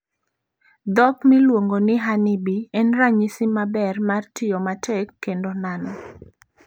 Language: Luo (Kenya and Tanzania)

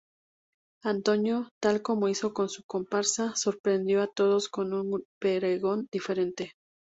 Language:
Spanish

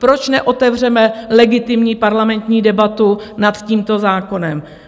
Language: Czech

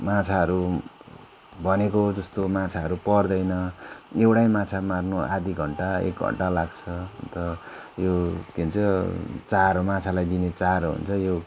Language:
Nepali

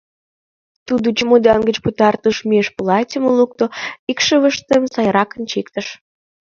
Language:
Mari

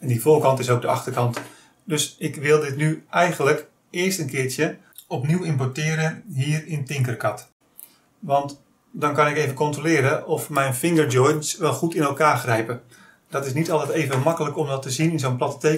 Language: Dutch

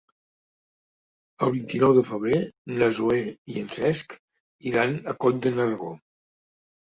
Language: Catalan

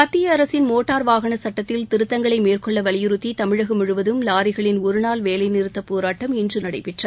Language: Tamil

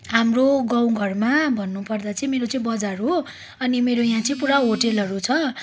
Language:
Nepali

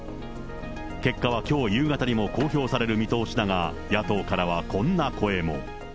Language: Japanese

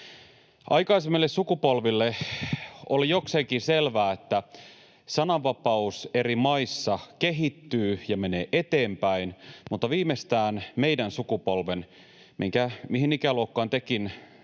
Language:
Finnish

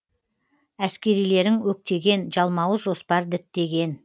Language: Kazakh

